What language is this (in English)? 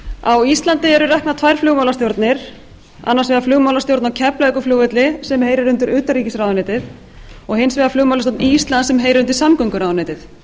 Icelandic